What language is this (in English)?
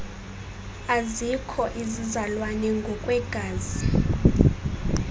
Xhosa